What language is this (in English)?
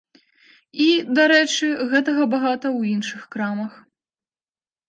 Belarusian